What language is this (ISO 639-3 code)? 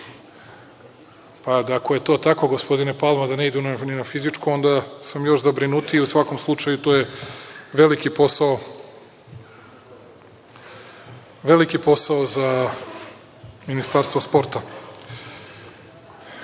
srp